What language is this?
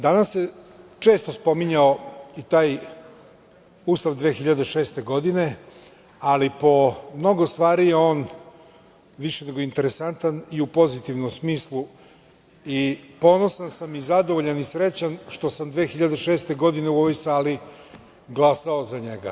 Serbian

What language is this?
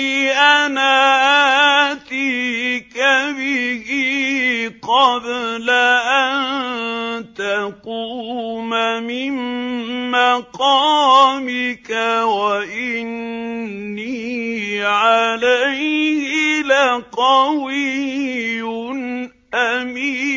Arabic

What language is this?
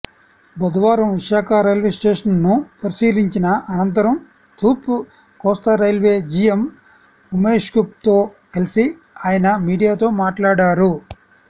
Telugu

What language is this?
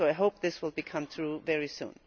English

